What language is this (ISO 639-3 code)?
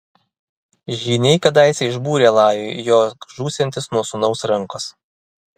lit